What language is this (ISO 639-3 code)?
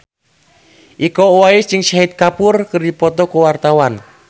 sun